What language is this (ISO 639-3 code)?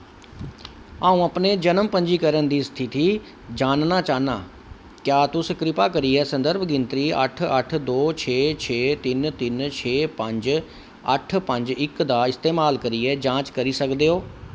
doi